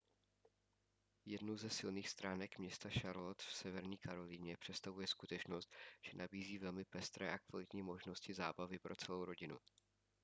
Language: Czech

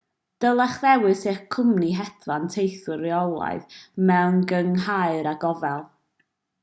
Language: Welsh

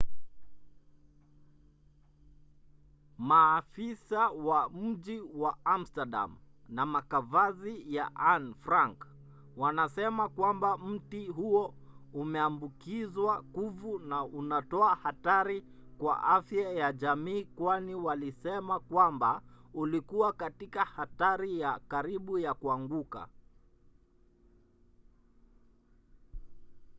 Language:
Swahili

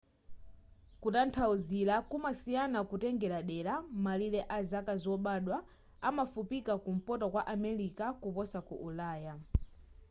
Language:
Nyanja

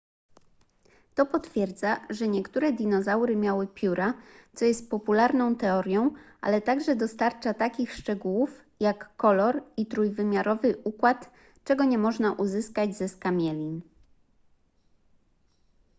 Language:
Polish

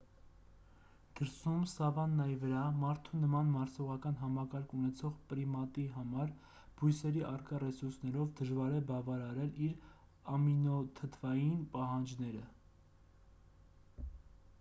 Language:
Armenian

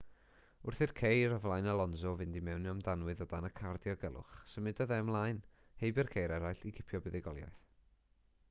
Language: Welsh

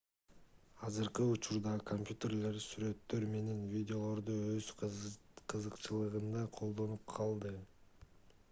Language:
Kyrgyz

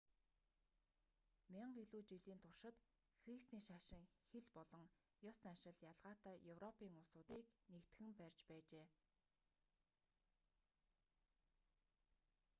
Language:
Mongolian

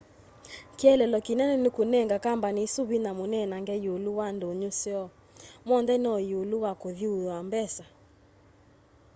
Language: Kamba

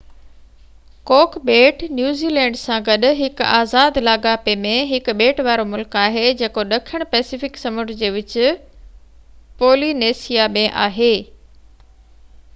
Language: Sindhi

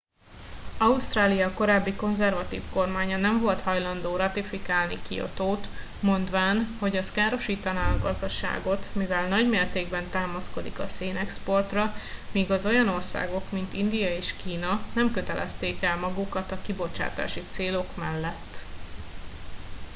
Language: Hungarian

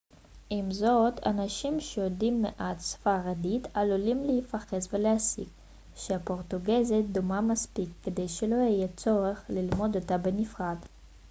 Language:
Hebrew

